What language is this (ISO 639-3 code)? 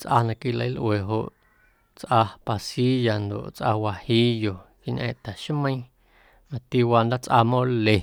amu